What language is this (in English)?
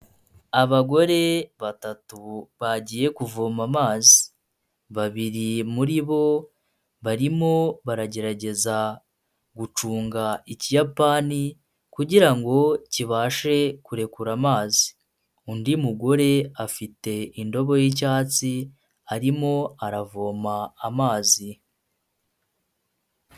Kinyarwanda